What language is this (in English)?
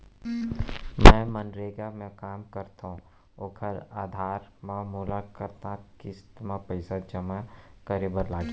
Chhattisgarhi